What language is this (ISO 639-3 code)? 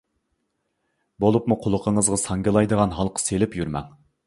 uig